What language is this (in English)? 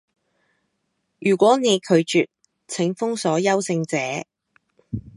Cantonese